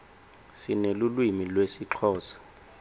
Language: Swati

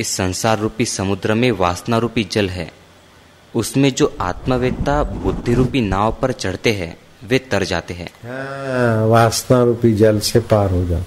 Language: Hindi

